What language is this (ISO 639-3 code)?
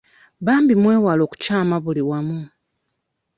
lug